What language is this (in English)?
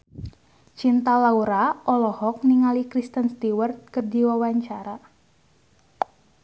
Sundanese